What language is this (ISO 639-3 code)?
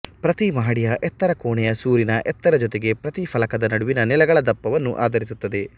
kan